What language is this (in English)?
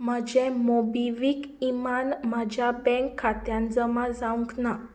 Konkani